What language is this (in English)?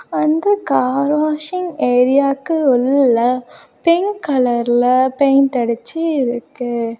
Tamil